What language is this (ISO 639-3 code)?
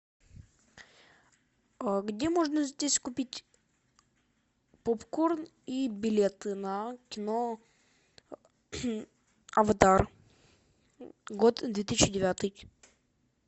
rus